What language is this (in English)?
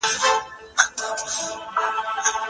Pashto